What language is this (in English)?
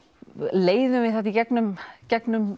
Icelandic